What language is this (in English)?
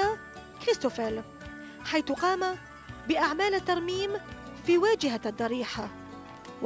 Arabic